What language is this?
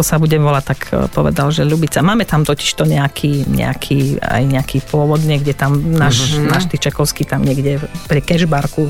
Slovak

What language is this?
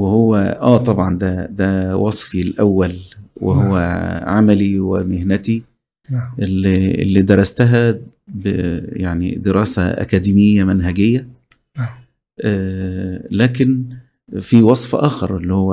Arabic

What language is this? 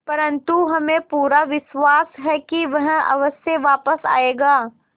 Hindi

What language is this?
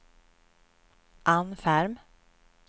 Swedish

